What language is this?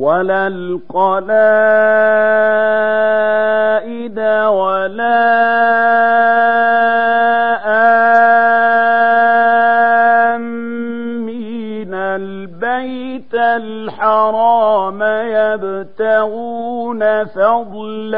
Arabic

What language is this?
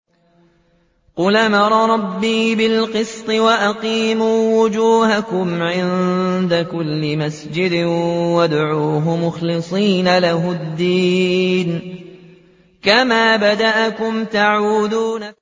Arabic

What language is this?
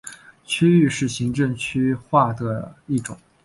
Chinese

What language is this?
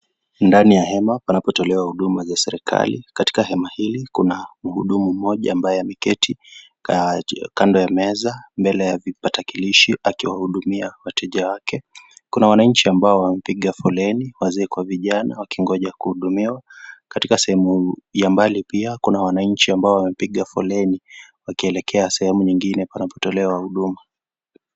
Swahili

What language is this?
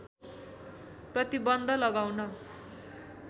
Nepali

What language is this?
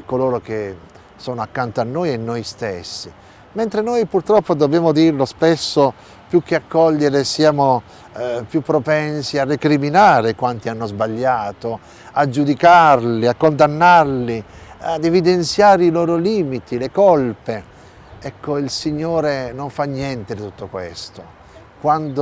Italian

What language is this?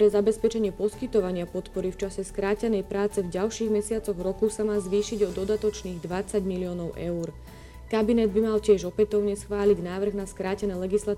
Slovak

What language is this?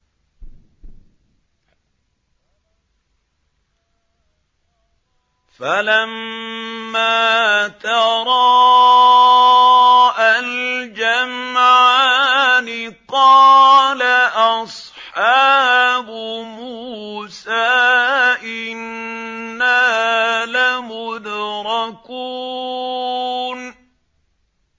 Arabic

